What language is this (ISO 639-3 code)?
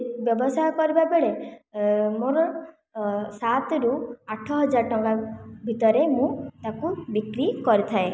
ori